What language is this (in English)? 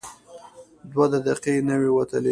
Pashto